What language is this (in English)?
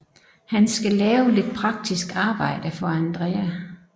Danish